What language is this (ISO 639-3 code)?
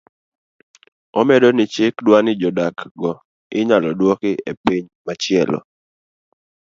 luo